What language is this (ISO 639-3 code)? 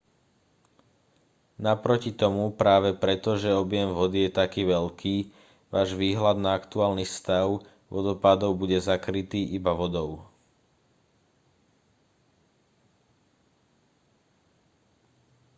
slk